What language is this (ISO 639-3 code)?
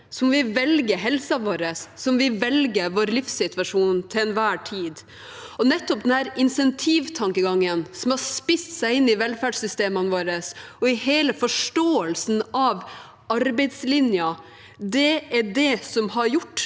nor